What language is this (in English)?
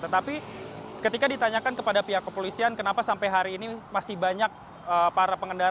Indonesian